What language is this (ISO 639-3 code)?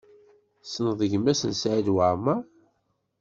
kab